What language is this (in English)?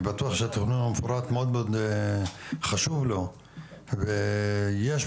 Hebrew